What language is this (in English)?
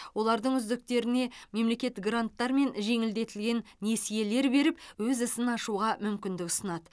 Kazakh